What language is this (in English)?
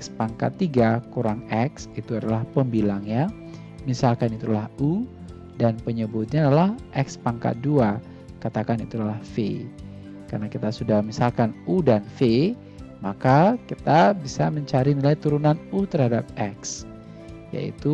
Indonesian